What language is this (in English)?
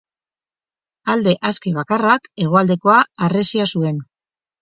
Basque